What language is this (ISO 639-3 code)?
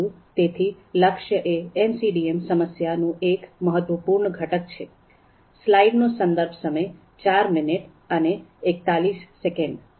guj